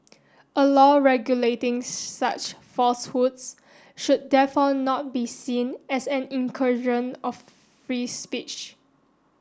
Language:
English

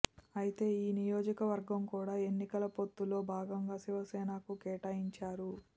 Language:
Telugu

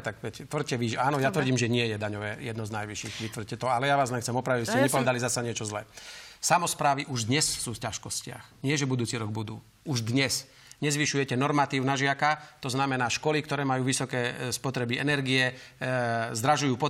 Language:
Slovak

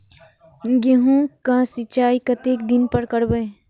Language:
Maithili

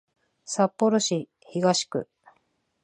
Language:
Japanese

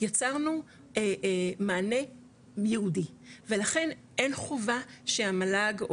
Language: Hebrew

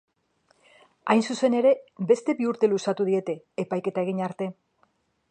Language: Basque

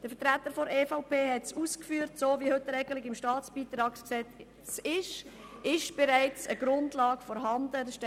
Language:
Swiss German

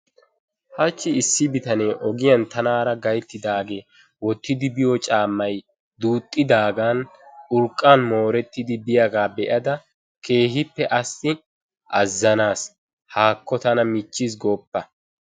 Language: Wolaytta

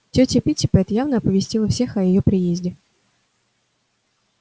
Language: Russian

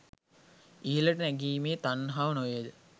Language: Sinhala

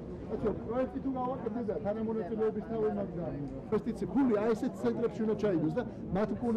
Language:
Persian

